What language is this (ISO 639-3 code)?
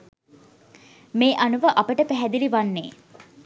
sin